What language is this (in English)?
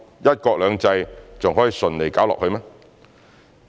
Cantonese